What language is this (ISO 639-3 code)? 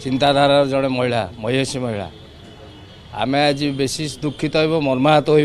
kor